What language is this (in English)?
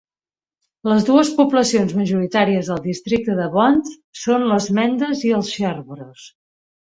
Catalan